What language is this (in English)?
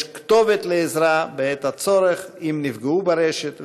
Hebrew